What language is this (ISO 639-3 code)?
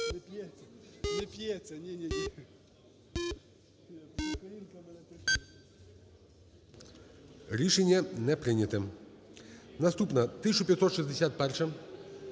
ukr